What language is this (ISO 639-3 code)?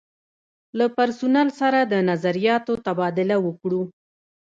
pus